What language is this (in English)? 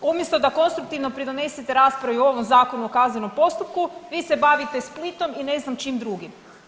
Croatian